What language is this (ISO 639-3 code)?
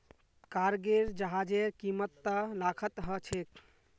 mag